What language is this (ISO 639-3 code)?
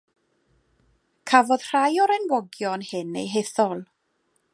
cym